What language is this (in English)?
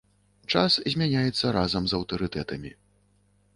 Belarusian